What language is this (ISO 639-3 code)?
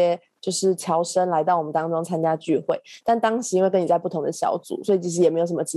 zho